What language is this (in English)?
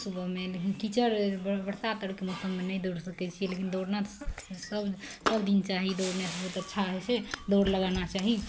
Maithili